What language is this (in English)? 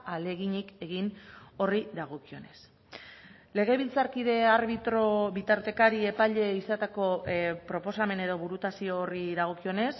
Basque